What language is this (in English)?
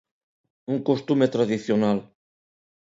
Galician